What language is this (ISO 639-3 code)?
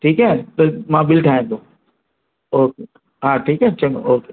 snd